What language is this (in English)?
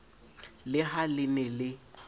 Southern Sotho